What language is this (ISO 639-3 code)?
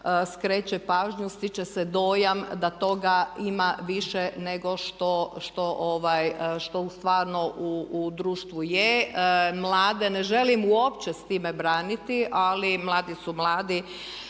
hrv